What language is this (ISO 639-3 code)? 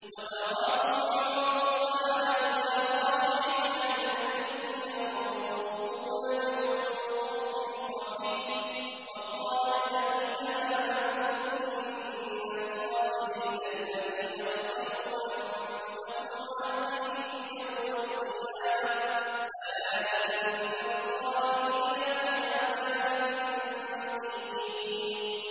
ara